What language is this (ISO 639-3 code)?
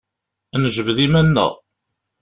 kab